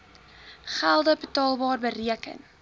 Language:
Afrikaans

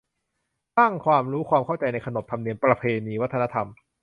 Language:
Thai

